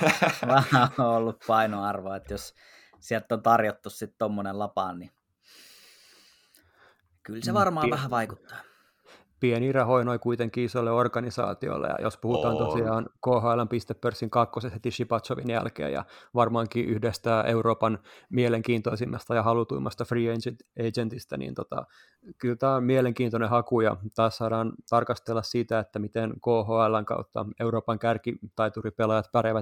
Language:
Finnish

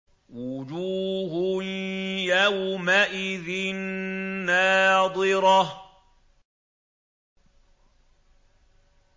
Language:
Arabic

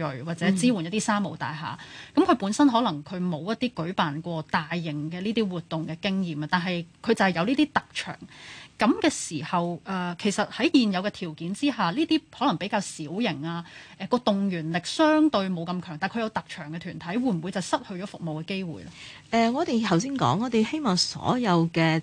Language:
Chinese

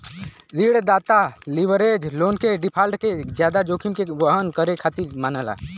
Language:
Bhojpuri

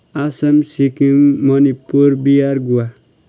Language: Nepali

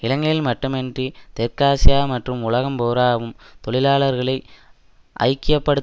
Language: Tamil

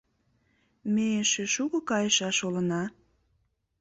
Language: Mari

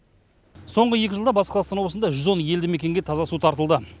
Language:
Kazakh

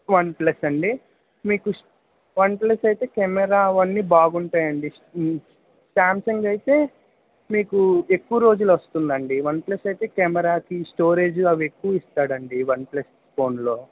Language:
Telugu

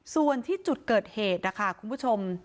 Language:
Thai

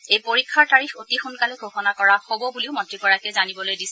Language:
Assamese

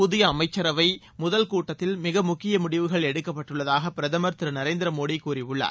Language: Tamil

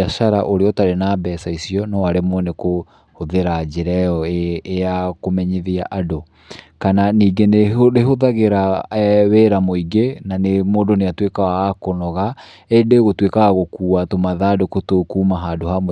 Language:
Kikuyu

